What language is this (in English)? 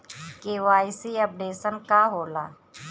Bhojpuri